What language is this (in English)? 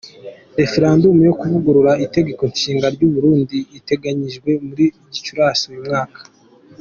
Kinyarwanda